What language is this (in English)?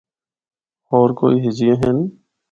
Northern Hindko